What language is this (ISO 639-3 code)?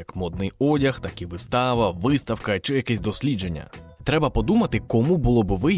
ukr